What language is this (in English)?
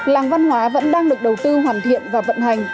Vietnamese